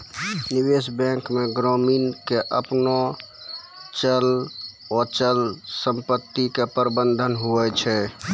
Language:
Maithili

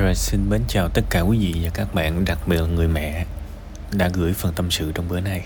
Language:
Vietnamese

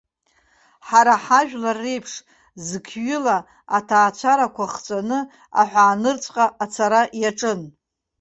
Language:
Abkhazian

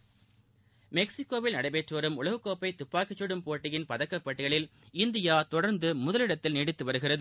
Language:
Tamil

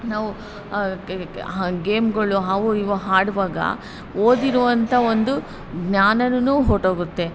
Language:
Kannada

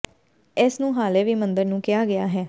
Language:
Punjabi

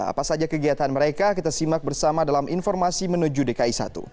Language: Indonesian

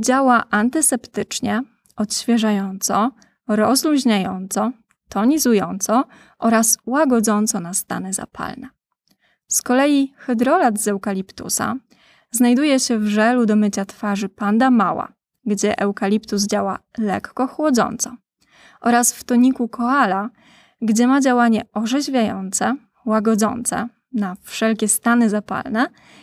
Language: Polish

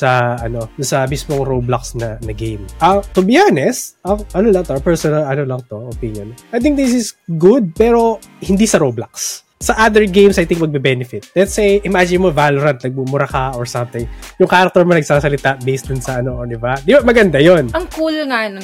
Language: Filipino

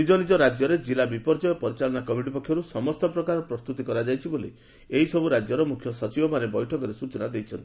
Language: Odia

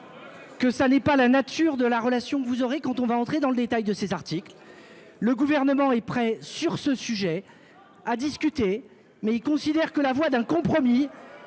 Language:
French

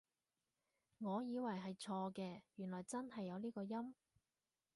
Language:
Cantonese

